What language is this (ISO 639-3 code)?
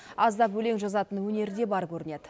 kaz